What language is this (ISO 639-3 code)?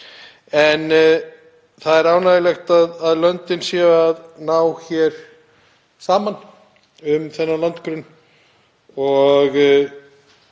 isl